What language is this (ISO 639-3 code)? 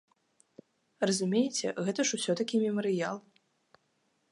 bel